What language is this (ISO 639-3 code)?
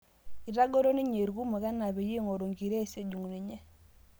mas